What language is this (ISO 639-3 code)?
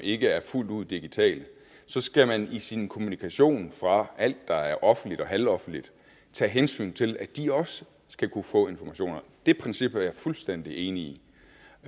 dan